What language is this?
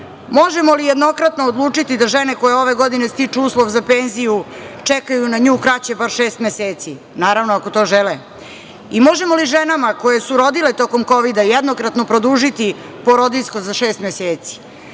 Serbian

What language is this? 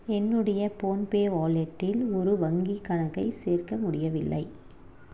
Tamil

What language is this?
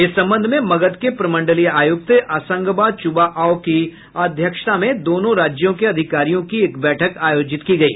Hindi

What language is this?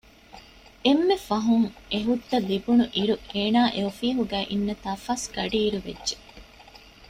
Divehi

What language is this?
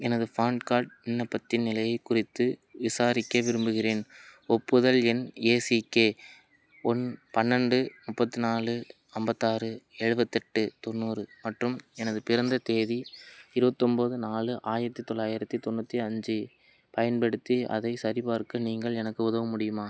Tamil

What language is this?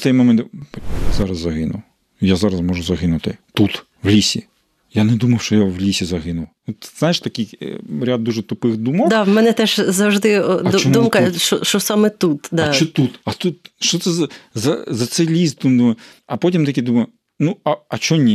Ukrainian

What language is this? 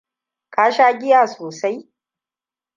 Hausa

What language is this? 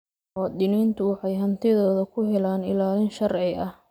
Somali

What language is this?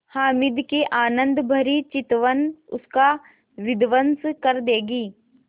Hindi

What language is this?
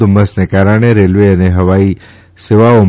Gujarati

